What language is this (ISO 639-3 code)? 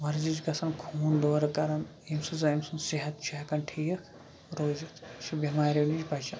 kas